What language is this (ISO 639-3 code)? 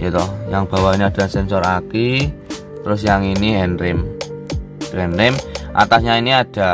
ind